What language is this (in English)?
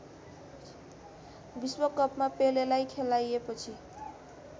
Nepali